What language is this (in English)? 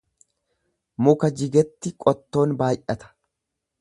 Oromo